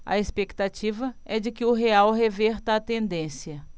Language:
Portuguese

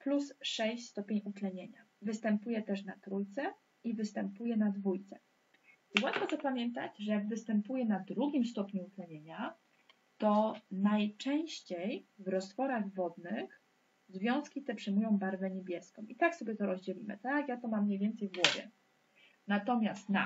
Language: Polish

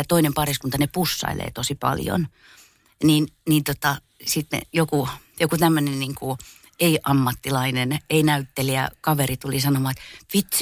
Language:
Finnish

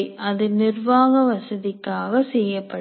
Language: Tamil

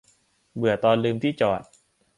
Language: Thai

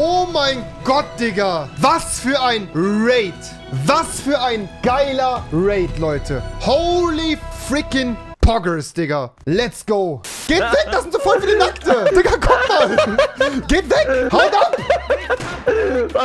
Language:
German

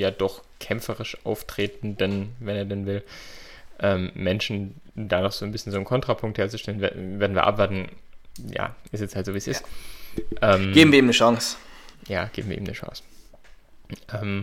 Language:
German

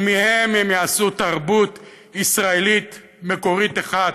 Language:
Hebrew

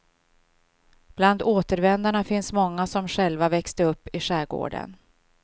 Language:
Swedish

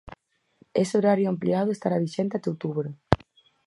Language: Galician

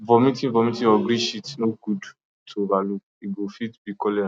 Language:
Nigerian Pidgin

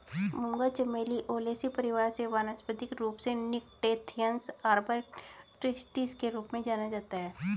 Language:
Hindi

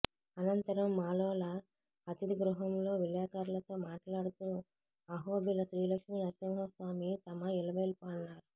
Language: Telugu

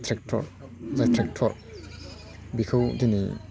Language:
Bodo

